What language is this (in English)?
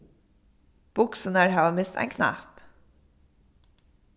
Faroese